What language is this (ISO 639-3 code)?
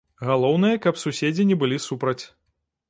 bel